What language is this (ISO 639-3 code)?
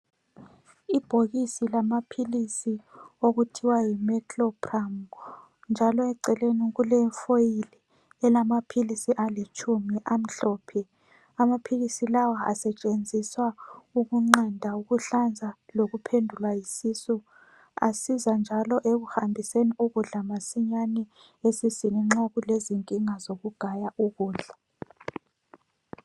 nde